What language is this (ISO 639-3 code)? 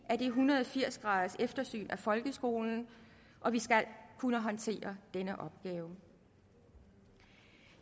dan